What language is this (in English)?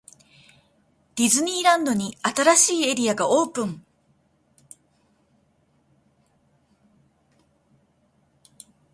Japanese